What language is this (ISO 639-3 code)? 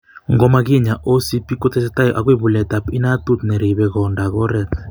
kln